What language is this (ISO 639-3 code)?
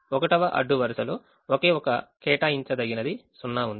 tel